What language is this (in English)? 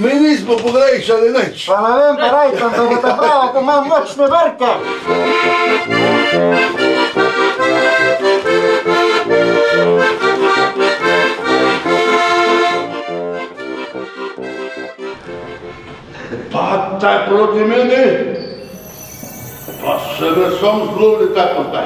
Polish